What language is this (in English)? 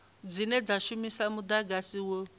Venda